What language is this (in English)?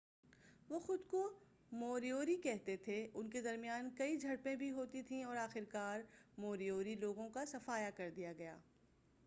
Urdu